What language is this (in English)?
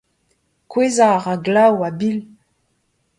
Breton